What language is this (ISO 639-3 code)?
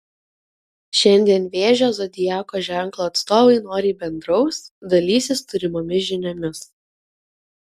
lit